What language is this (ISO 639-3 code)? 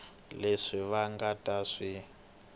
tso